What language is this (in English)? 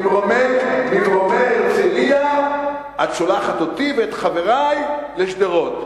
Hebrew